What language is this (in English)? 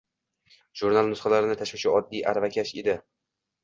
Uzbek